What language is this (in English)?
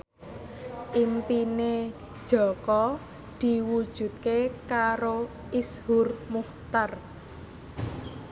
Javanese